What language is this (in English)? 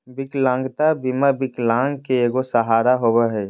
Magahi